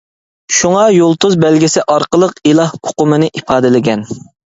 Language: Uyghur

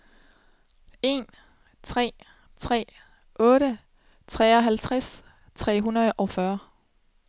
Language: Danish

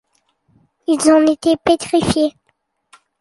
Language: French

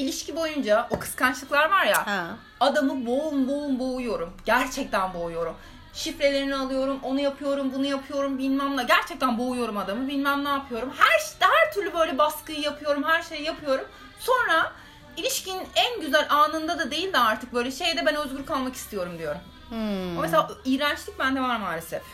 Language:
Turkish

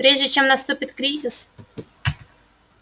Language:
Russian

